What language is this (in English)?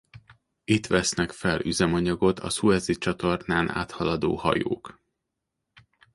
Hungarian